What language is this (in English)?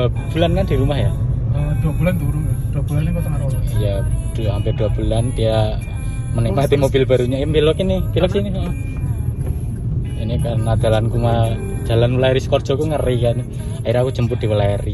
Indonesian